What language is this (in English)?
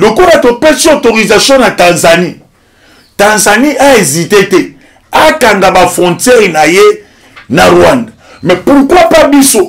French